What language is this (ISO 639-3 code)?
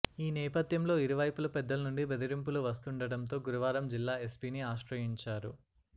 tel